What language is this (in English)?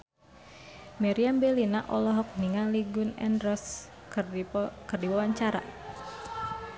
Sundanese